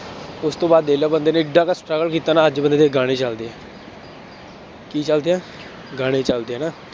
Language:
Punjabi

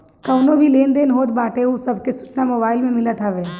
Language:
Bhojpuri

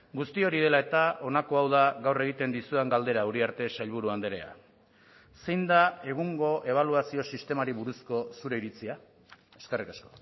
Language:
Basque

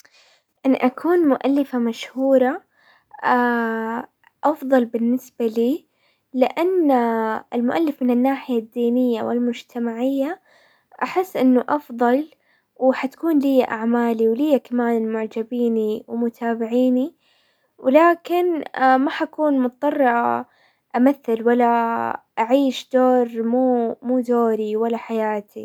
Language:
Hijazi Arabic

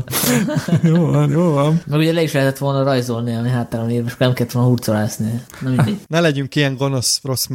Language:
Hungarian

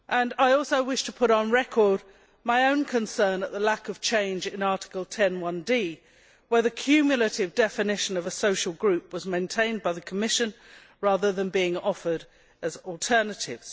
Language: English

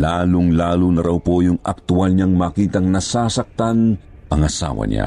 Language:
Filipino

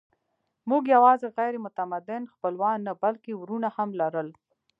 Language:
Pashto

